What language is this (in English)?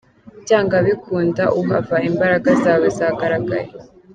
Kinyarwanda